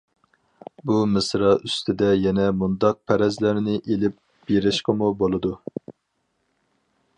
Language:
Uyghur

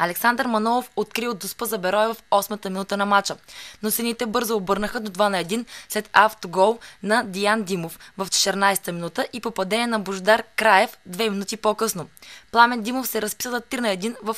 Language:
Bulgarian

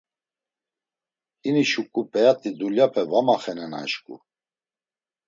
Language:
Laz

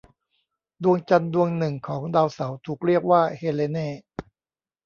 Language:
Thai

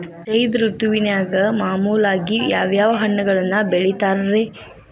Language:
Kannada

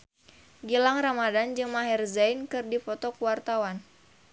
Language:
Sundanese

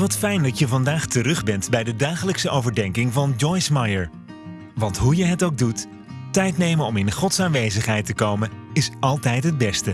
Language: Dutch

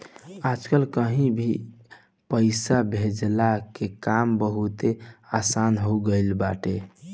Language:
Bhojpuri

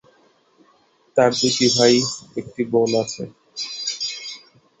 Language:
Bangla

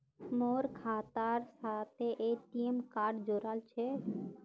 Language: Magahi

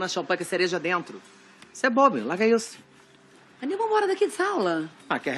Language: Portuguese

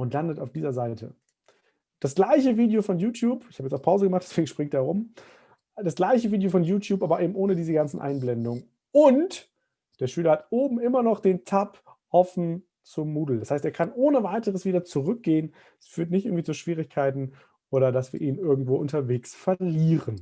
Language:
German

